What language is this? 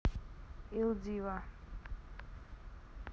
Russian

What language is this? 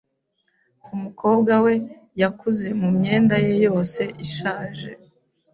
Kinyarwanda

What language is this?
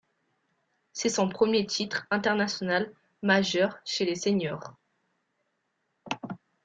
French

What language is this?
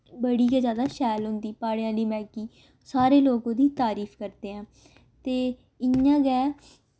Dogri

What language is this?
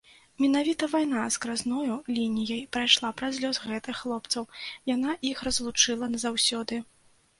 Belarusian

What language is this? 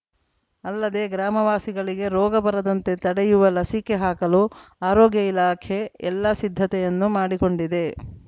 Kannada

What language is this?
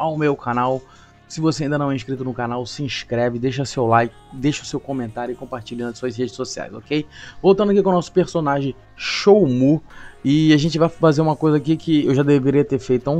Portuguese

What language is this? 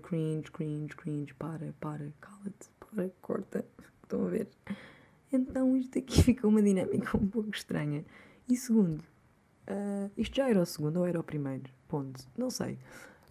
Portuguese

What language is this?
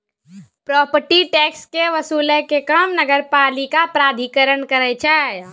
Maithili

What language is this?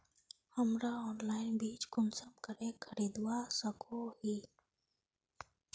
Magahi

